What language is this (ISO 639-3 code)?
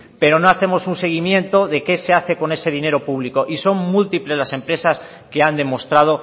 spa